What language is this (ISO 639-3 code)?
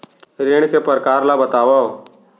hne